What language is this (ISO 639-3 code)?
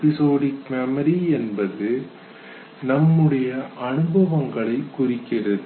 tam